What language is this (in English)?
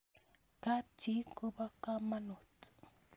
Kalenjin